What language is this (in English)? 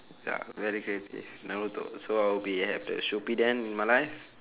English